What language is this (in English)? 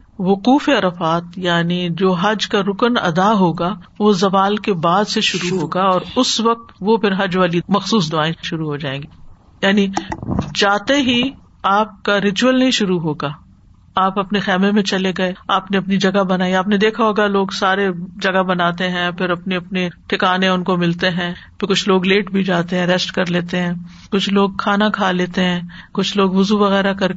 Urdu